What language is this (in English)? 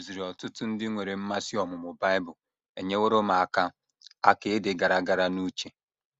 Igbo